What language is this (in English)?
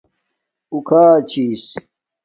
Domaaki